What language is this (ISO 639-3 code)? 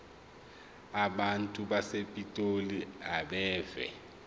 zul